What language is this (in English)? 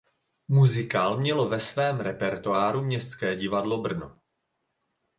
Czech